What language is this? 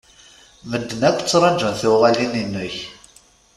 Kabyle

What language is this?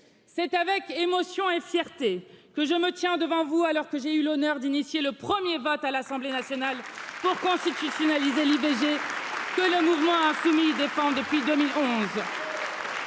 French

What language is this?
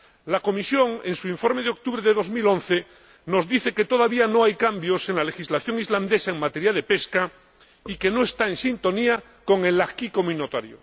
Spanish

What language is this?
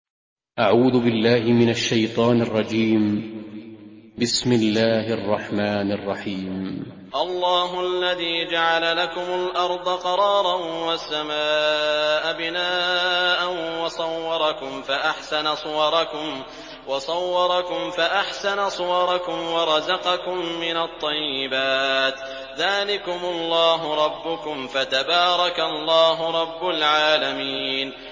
Arabic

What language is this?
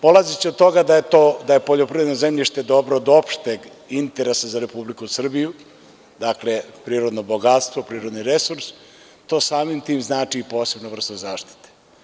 Serbian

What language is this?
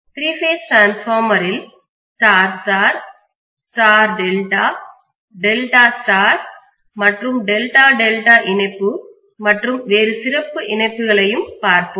Tamil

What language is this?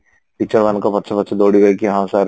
Odia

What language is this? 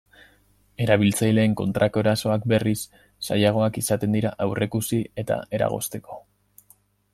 Basque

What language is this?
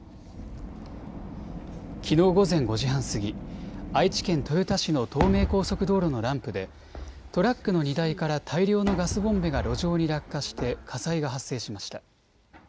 Japanese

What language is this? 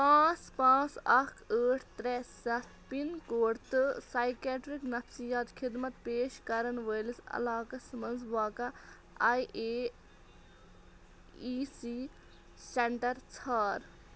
Kashmiri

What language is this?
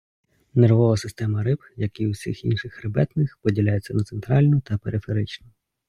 Ukrainian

